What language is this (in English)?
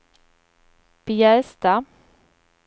Swedish